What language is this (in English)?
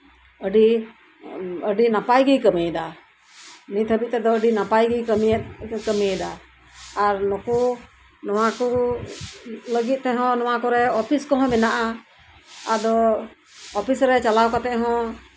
Santali